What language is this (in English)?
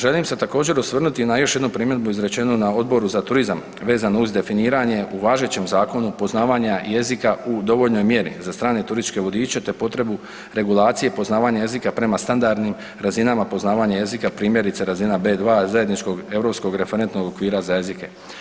Croatian